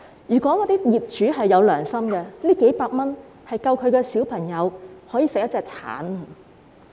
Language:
Cantonese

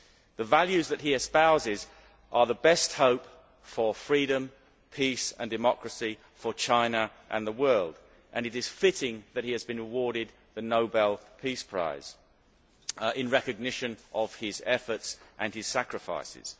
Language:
English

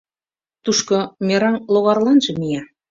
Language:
Mari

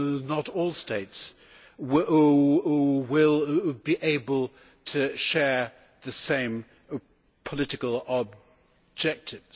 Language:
English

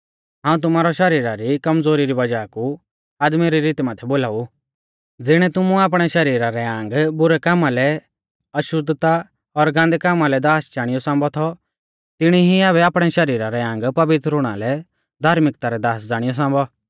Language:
Mahasu Pahari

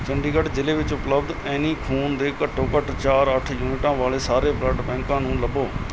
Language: Punjabi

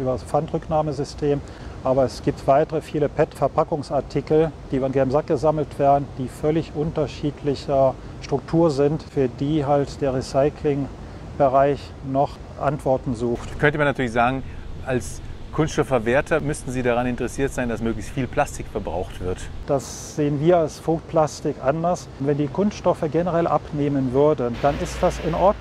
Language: German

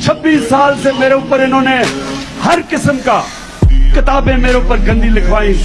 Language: Urdu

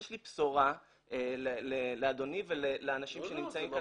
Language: Hebrew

